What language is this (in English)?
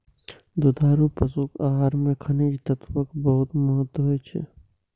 Maithili